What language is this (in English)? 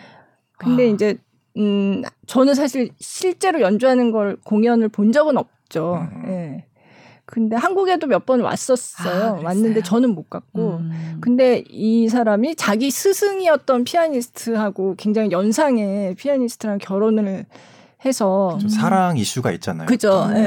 Korean